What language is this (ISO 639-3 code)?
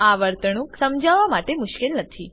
guj